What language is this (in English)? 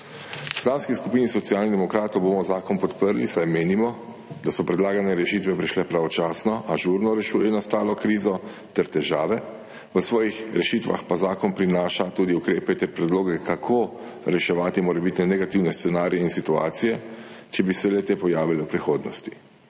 Slovenian